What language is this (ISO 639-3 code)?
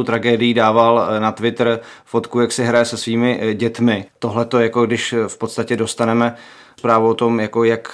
ces